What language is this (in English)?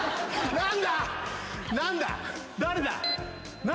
Japanese